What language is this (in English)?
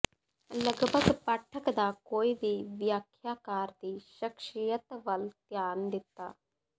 Punjabi